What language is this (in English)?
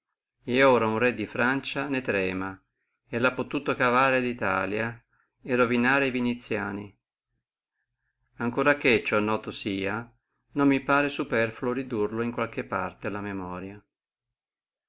Italian